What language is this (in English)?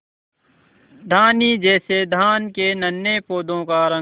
Hindi